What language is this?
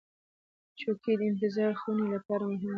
Pashto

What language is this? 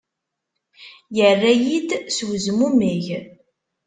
Kabyle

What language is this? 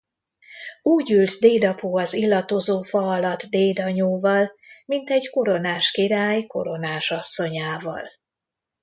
Hungarian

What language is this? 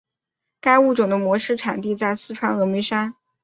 Chinese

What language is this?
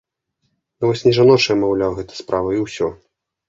Belarusian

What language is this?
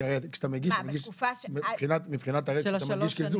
Hebrew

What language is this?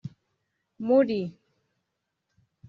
Kinyarwanda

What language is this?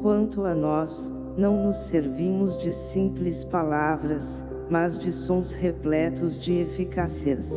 Portuguese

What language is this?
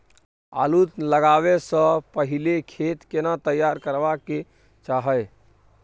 Maithili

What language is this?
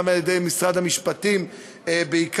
Hebrew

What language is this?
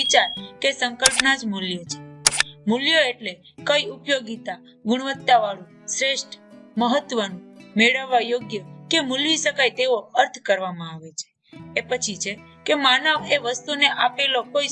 Gujarati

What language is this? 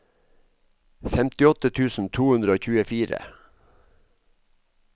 Norwegian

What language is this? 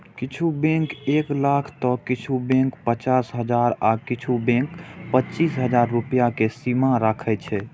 Maithili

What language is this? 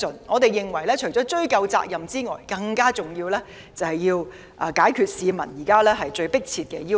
Cantonese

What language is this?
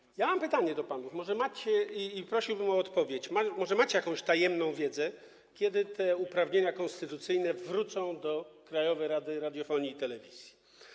Polish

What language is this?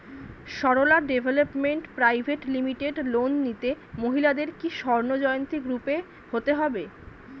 Bangla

